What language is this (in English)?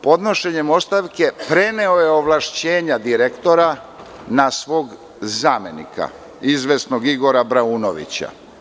Serbian